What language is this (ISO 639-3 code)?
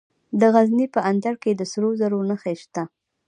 pus